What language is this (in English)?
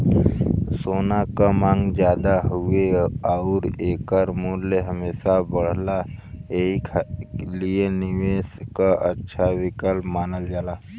Bhojpuri